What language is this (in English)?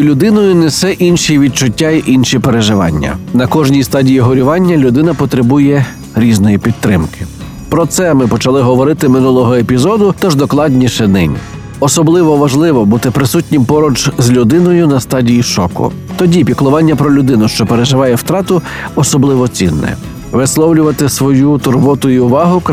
Ukrainian